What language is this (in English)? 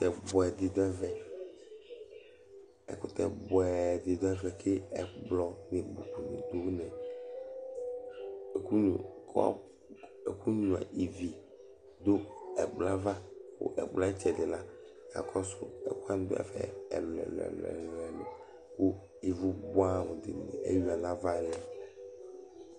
Ikposo